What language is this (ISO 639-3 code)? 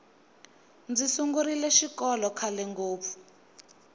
tso